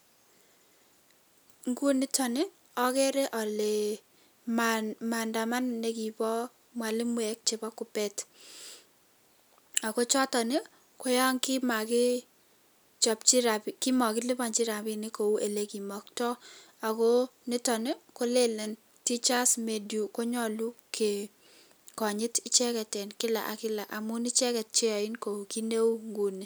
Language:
Kalenjin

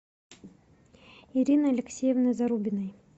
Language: Russian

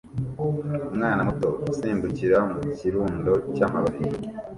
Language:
Kinyarwanda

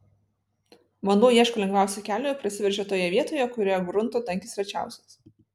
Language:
Lithuanian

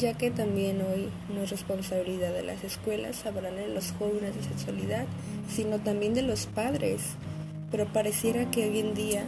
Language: Spanish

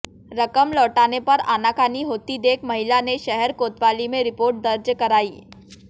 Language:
Hindi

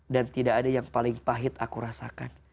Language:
Indonesian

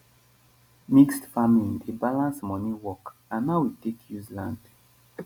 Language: Nigerian Pidgin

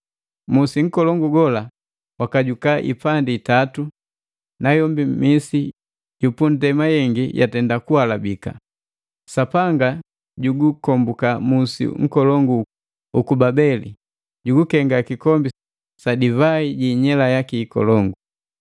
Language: Matengo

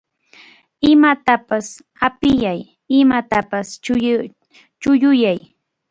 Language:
Arequipa-La Unión Quechua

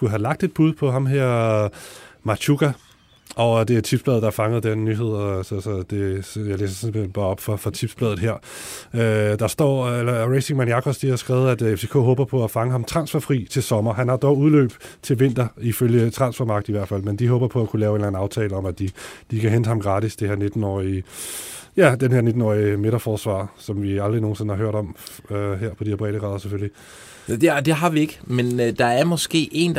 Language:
Danish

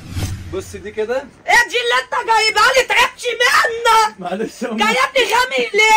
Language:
Arabic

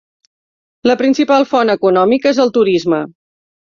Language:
Catalan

